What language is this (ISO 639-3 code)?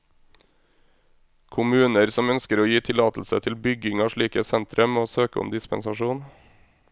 nor